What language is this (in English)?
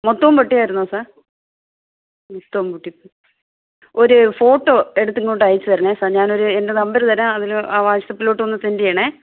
Malayalam